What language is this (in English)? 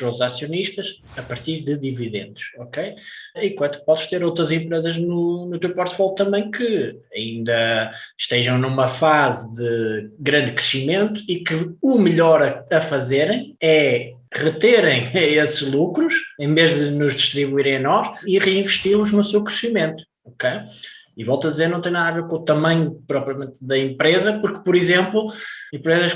Portuguese